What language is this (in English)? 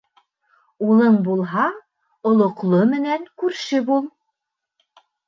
Bashkir